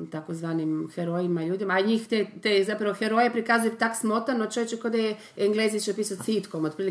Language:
Croatian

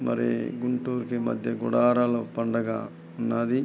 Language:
Telugu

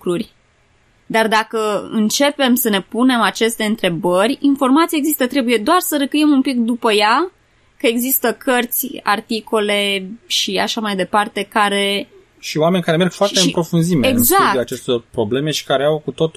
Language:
Romanian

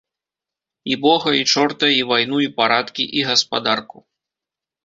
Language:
Belarusian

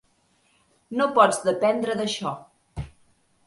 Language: Catalan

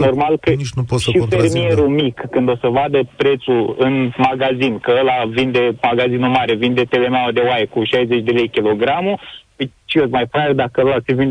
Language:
Romanian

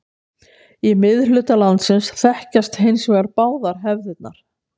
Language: Icelandic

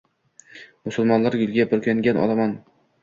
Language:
Uzbek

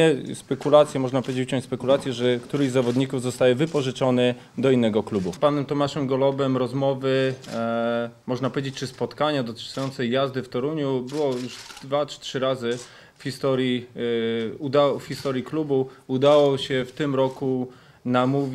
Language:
Polish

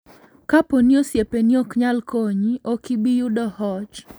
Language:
Luo (Kenya and Tanzania)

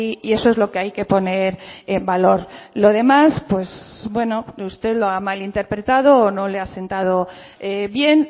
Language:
Spanish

